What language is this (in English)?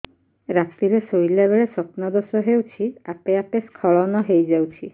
Odia